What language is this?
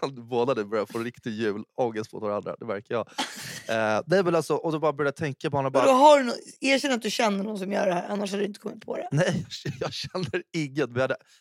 Swedish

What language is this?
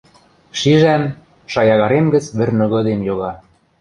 Western Mari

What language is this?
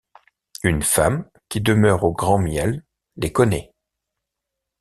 French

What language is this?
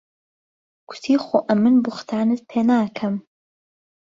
Central Kurdish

